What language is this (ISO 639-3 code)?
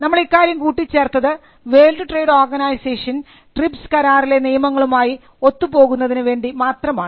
mal